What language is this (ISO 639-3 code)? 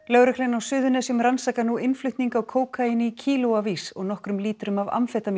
isl